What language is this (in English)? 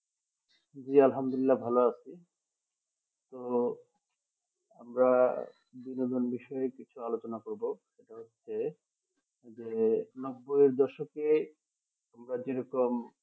Bangla